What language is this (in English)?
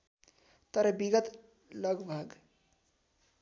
Nepali